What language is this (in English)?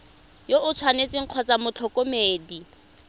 Tswana